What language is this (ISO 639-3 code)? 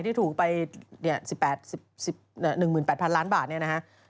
tha